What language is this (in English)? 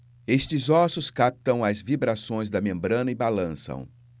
Portuguese